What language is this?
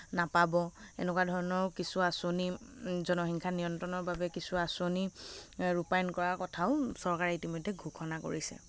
Assamese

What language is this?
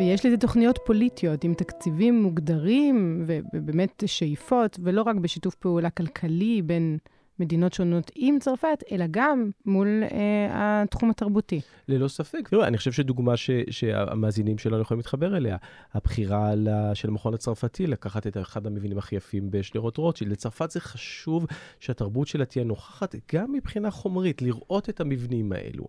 Hebrew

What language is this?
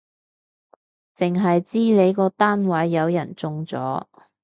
Cantonese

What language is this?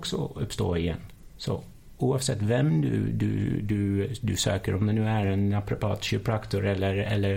Swedish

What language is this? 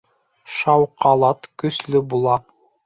Bashkir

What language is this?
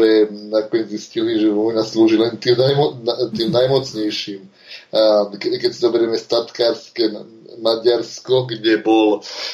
Slovak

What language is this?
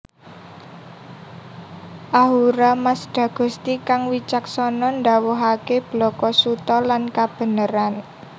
Javanese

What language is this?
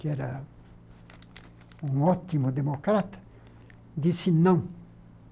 Portuguese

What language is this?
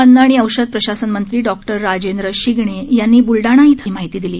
Marathi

